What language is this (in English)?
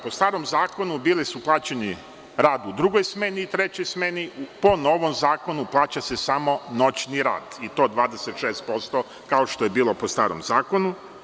Serbian